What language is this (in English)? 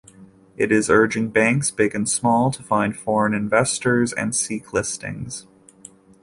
English